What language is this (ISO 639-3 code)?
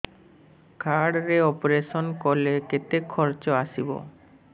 ori